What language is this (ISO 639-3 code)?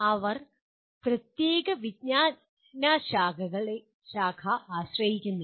mal